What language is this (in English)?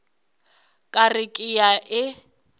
Northern Sotho